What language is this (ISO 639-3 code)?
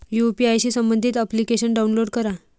mar